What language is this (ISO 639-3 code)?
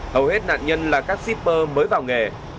vie